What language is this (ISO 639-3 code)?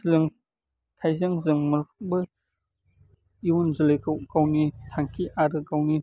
brx